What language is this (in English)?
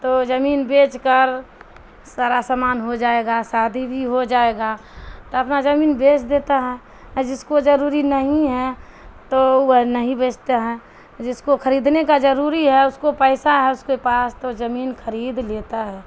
Urdu